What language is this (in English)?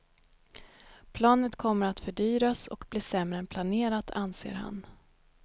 Swedish